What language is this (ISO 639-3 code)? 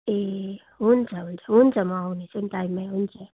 nep